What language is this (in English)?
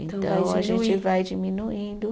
Portuguese